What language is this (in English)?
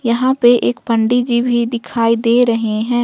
Hindi